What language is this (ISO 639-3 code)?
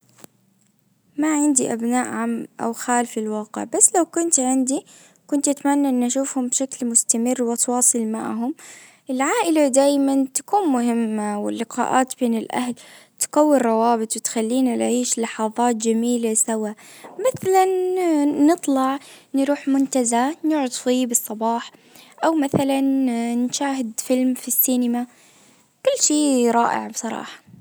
ars